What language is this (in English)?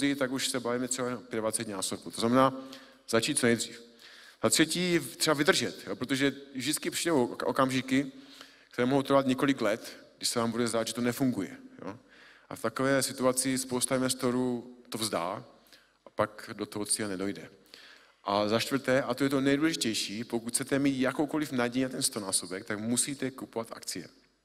Czech